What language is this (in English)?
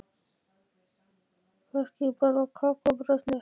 Icelandic